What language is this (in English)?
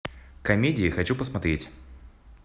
Russian